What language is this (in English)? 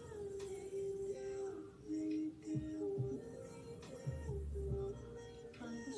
Korean